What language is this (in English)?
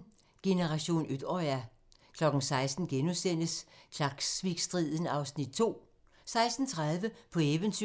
Danish